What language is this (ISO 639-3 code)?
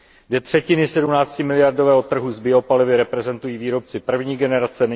ces